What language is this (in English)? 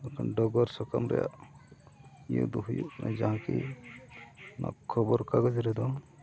Santali